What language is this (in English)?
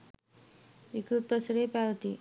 Sinhala